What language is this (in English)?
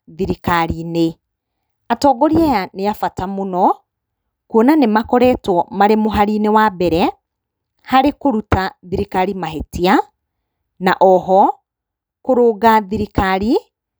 Kikuyu